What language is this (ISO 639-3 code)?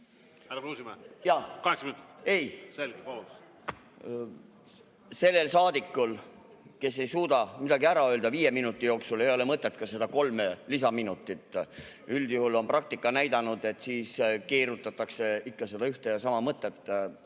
est